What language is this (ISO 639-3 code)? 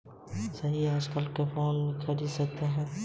hin